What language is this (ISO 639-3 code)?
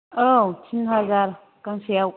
brx